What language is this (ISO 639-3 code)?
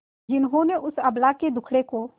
hin